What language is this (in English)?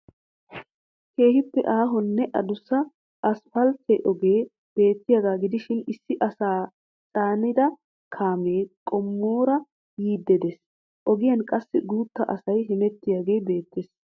Wolaytta